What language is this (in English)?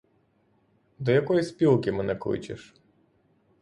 Ukrainian